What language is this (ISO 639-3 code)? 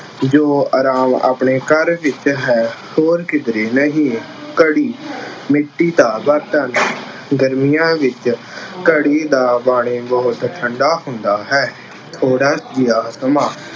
pan